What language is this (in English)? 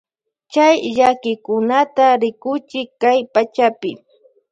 Loja Highland Quichua